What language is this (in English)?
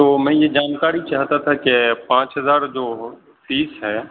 Urdu